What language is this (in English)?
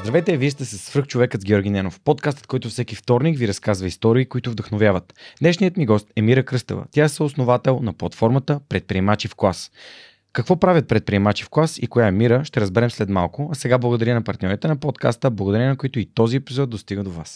Bulgarian